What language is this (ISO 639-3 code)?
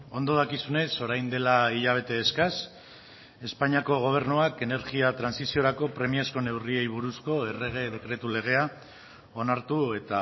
eus